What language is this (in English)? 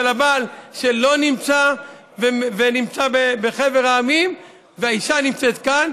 Hebrew